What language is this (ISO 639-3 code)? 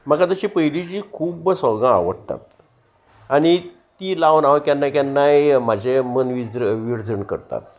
kok